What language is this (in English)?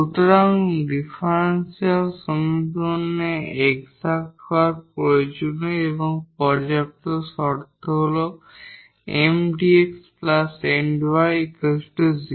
Bangla